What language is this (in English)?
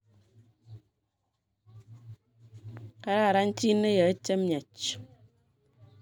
Kalenjin